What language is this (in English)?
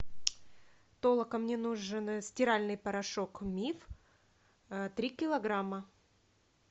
Russian